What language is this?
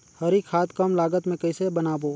Chhattisgarhi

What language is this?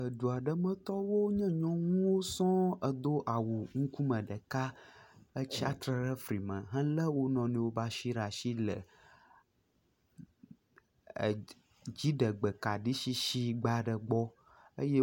Ewe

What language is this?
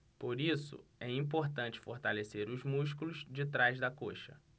Portuguese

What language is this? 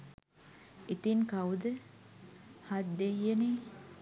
Sinhala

